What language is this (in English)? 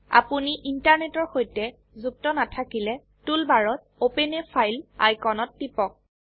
Assamese